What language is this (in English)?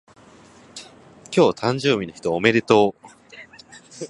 Japanese